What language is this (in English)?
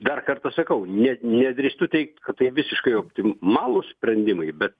Lithuanian